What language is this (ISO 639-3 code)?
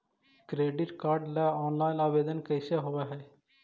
mag